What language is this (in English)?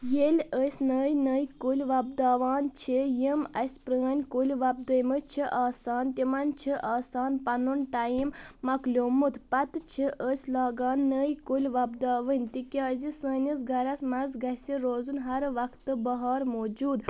Kashmiri